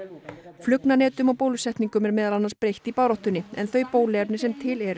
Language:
Icelandic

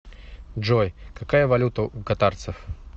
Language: Russian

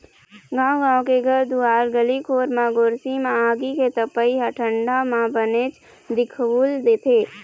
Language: Chhattisgarhi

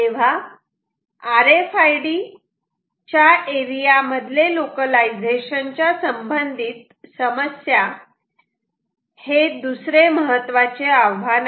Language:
Marathi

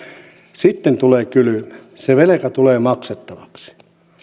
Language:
Finnish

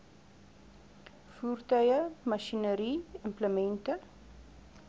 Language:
Afrikaans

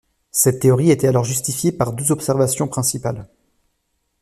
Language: French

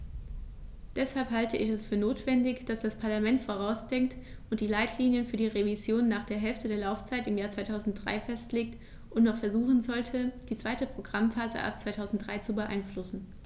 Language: German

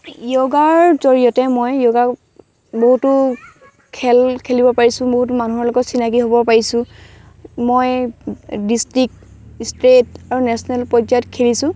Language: Assamese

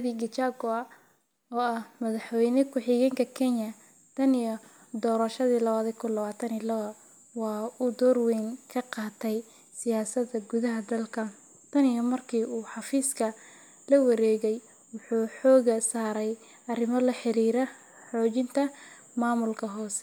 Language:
Somali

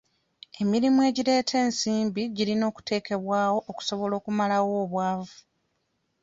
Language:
Ganda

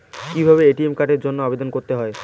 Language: Bangla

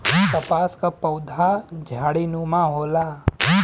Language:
Bhojpuri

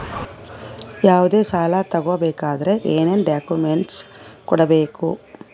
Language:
Kannada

